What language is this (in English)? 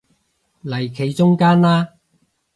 Cantonese